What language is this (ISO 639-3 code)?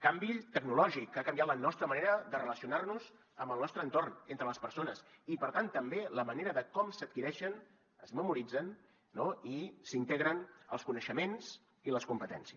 cat